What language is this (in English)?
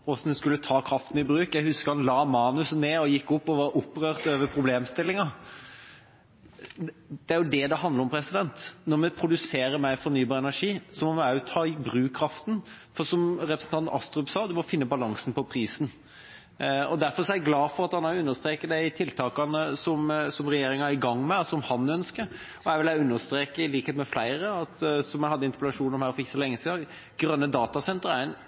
Norwegian Bokmål